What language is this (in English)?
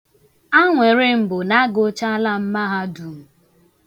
Igbo